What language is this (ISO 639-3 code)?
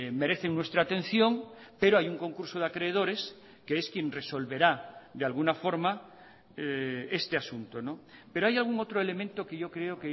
spa